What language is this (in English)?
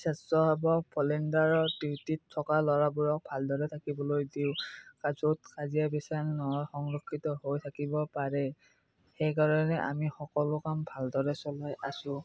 Assamese